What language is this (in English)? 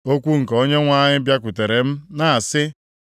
Igbo